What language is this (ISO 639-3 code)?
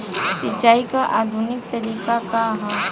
bho